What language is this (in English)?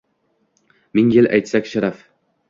Uzbek